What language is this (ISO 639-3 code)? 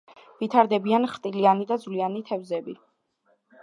kat